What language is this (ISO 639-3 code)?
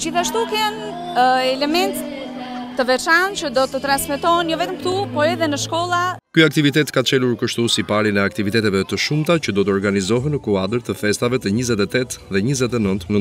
ron